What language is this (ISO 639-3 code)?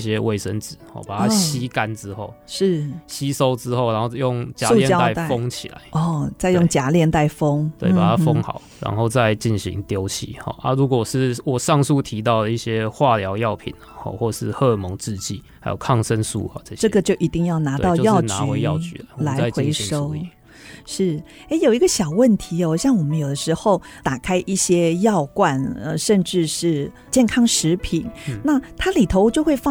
zho